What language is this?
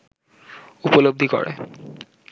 Bangla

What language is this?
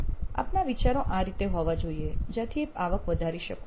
Gujarati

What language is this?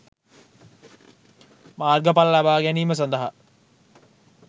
Sinhala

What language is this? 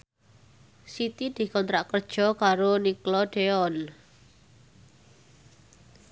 Javanese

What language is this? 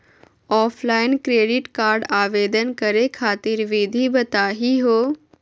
Magahi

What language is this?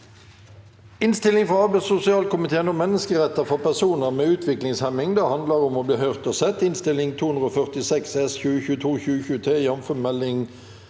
Norwegian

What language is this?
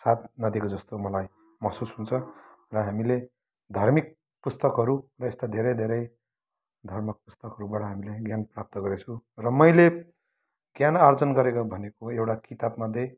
Nepali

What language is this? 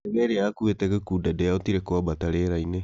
Kikuyu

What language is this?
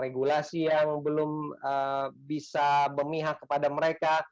Indonesian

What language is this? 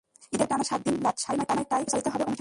Bangla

